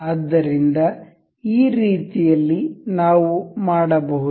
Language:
Kannada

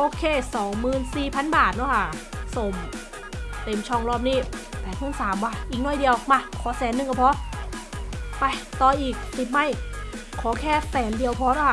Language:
Thai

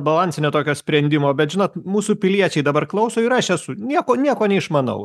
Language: Lithuanian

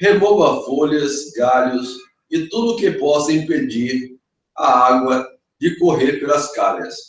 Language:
Portuguese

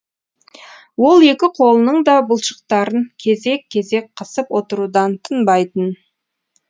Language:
Kazakh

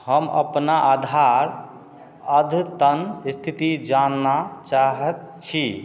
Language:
Maithili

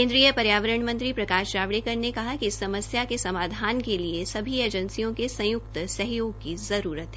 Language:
Hindi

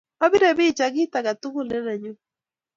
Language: Kalenjin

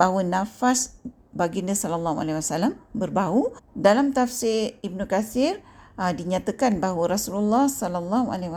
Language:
Malay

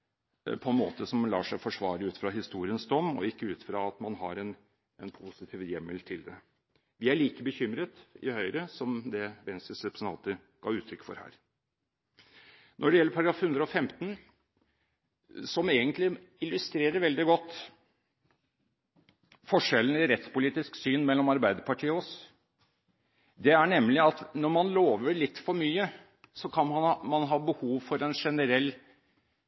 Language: Norwegian Bokmål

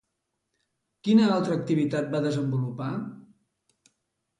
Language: Catalan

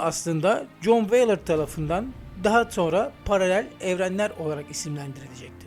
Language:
Turkish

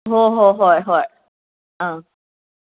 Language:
Manipuri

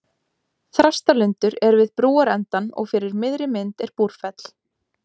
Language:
Icelandic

